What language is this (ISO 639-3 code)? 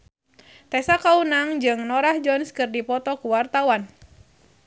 sun